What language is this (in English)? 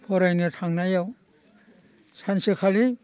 Bodo